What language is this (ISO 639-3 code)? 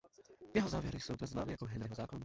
ces